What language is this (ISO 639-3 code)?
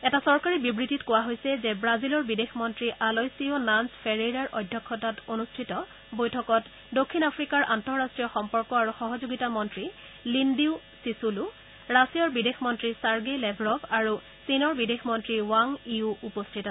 asm